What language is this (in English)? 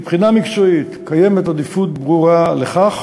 Hebrew